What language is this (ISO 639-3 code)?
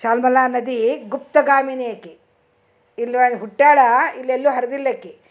kan